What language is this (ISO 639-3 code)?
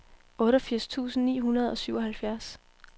dan